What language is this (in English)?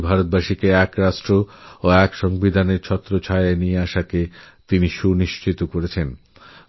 Bangla